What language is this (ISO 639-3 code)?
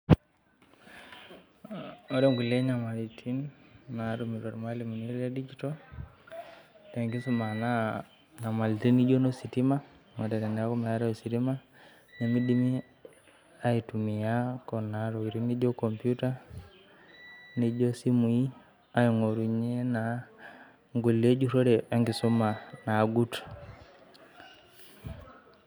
mas